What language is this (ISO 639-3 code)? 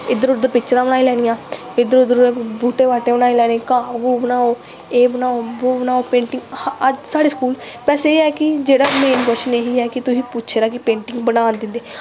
doi